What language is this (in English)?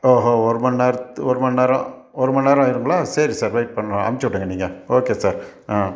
Tamil